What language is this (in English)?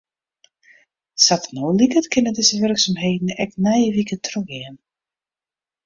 Western Frisian